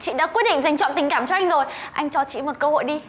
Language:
Vietnamese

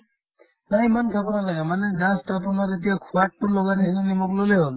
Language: Assamese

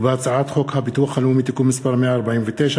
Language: Hebrew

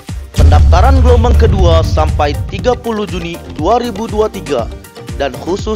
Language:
Indonesian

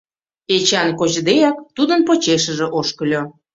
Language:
Mari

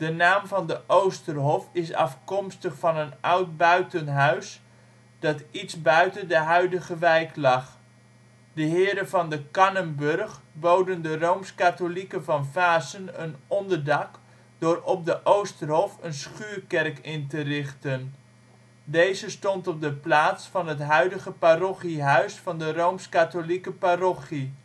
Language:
Dutch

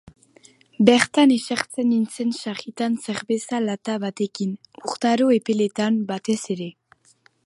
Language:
Basque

